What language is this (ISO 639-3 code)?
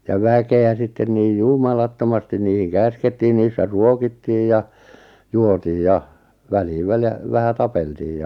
fin